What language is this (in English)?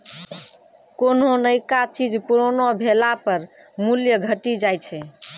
Maithili